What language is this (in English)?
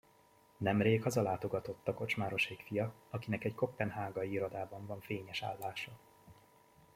Hungarian